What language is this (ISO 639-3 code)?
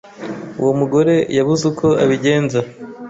kin